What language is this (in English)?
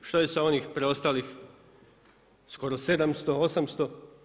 Croatian